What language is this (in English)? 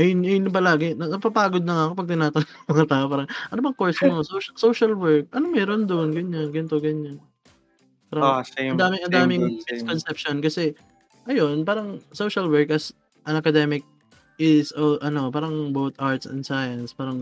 Filipino